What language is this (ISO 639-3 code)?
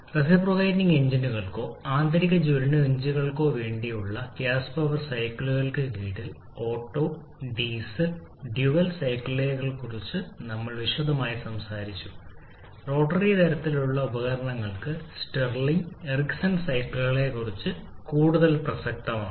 mal